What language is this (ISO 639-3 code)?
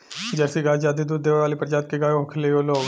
bho